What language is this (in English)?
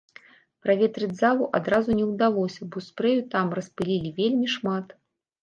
Belarusian